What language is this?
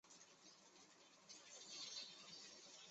Chinese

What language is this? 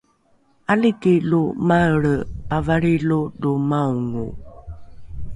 Rukai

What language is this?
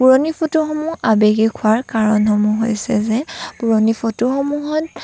Assamese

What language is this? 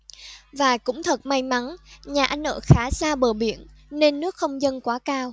Vietnamese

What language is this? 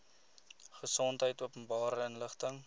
Afrikaans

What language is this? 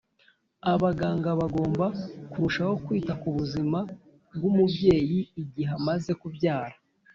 Kinyarwanda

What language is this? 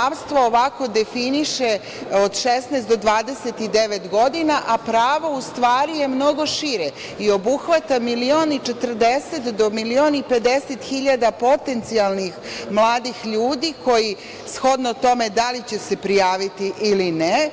Serbian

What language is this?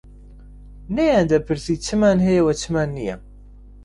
Central Kurdish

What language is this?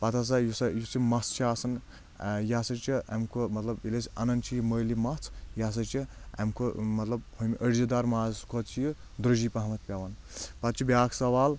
Kashmiri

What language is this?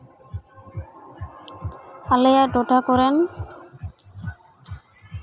Santali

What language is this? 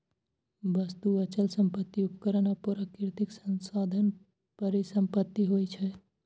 Maithili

